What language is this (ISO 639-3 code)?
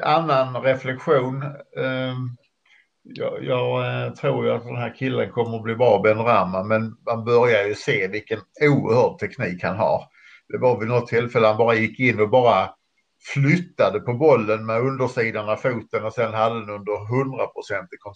swe